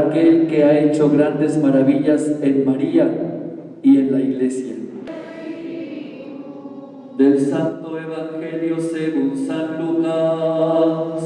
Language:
Spanish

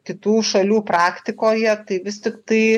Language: Lithuanian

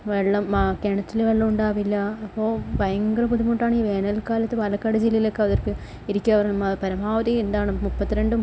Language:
Malayalam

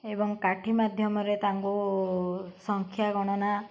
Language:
Odia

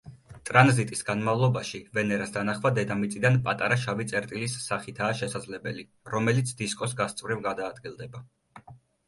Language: Georgian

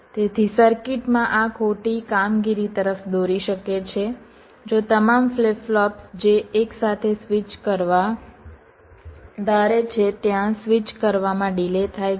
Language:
Gujarati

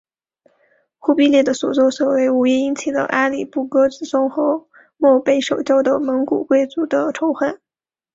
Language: Chinese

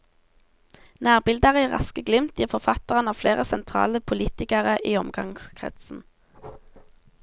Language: Norwegian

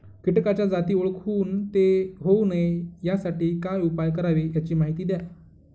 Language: Marathi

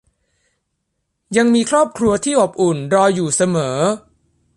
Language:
Thai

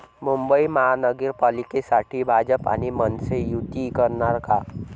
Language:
Marathi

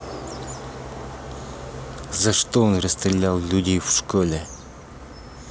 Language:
Russian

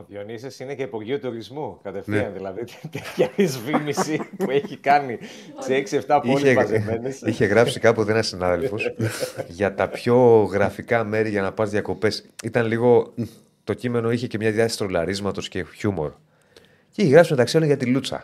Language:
Greek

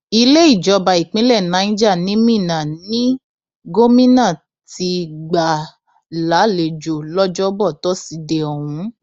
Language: Yoruba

